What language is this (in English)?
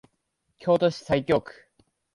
Japanese